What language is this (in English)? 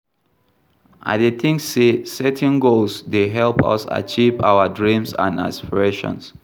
Nigerian Pidgin